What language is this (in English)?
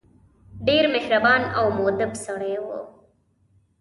Pashto